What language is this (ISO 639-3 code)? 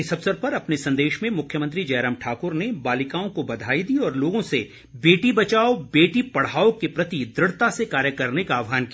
hin